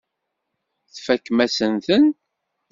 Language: Kabyle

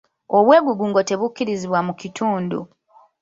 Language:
Ganda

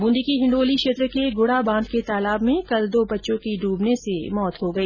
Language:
Hindi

